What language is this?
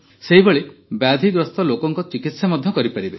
Odia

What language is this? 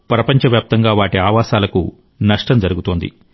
Telugu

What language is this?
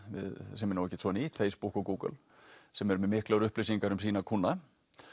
Icelandic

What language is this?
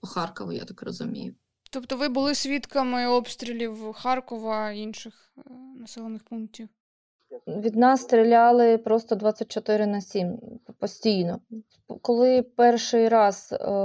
Ukrainian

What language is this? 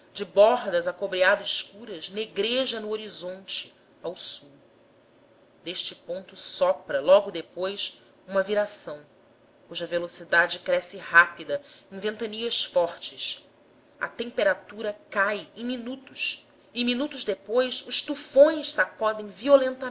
Portuguese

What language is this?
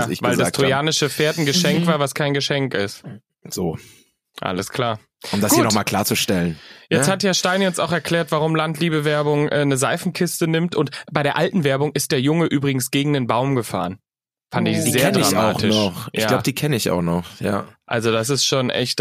German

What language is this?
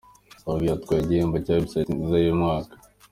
Kinyarwanda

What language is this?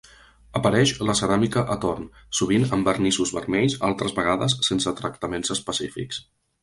Catalan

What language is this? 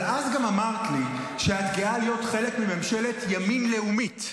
Hebrew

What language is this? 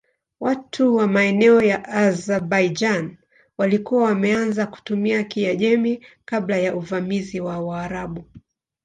Swahili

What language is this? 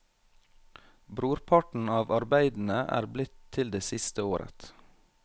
Norwegian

